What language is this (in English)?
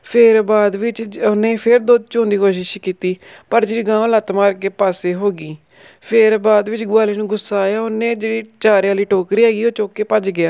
Punjabi